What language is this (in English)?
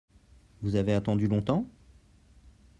French